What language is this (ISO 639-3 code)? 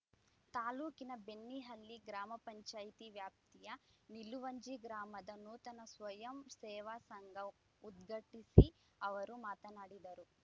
kan